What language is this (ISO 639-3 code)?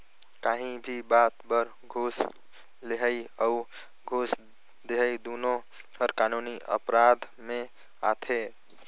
hne